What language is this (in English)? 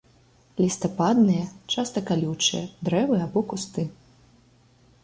Belarusian